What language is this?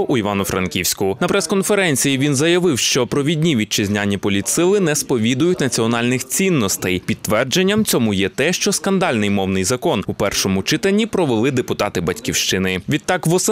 Ukrainian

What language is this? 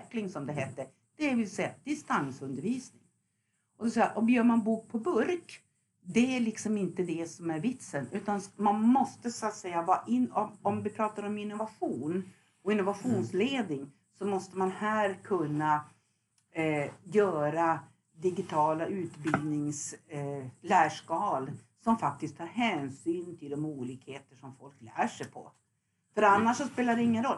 Swedish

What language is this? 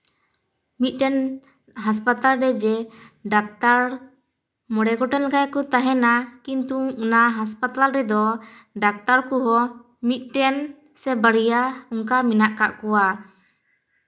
Santali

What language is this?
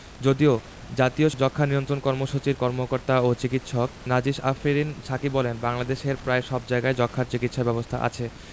Bangla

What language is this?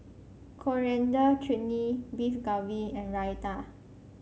English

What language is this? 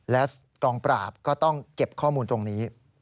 Thai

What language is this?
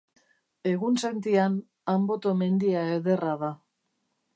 Basque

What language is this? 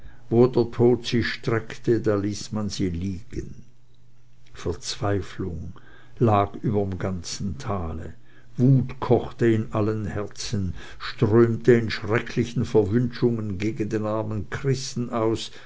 German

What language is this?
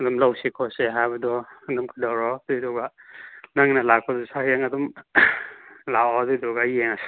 Manipuri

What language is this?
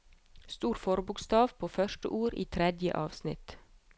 Norwegian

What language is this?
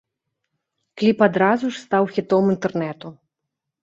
Belarusian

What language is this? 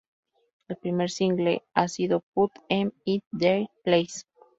Spanish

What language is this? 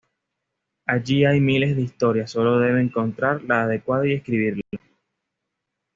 Spanish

